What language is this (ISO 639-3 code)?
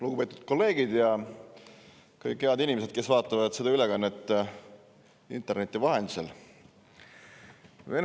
est